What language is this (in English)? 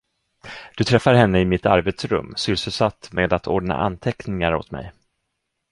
Swedish